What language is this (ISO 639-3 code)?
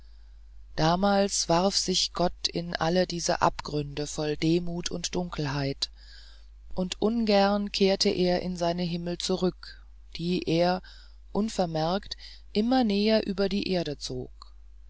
deu